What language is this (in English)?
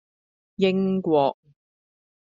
Cantonese